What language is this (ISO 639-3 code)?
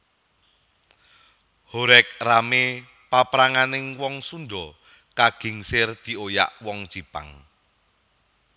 jav